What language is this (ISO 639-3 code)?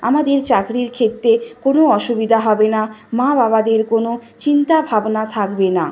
ben